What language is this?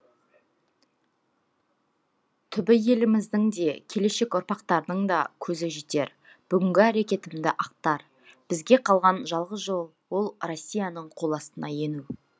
Kazakh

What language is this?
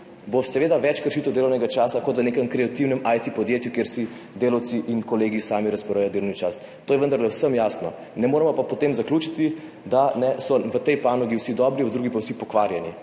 Slovenian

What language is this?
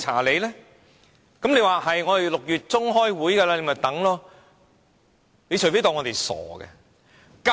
Cantonese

